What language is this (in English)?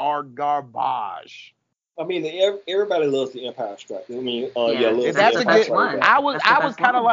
English